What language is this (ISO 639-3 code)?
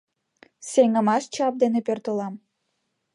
chm